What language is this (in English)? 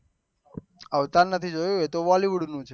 Gujarati